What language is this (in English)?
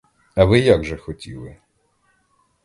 Ukrainian